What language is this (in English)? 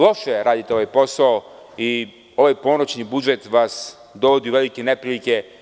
Serbian